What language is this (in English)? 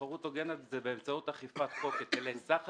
Hebrew